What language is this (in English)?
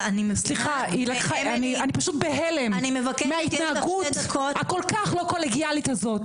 Hebrew